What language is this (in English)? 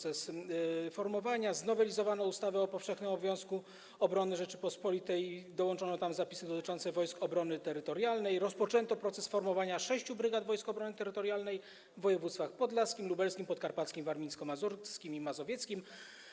Polish